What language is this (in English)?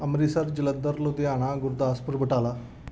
Punjabi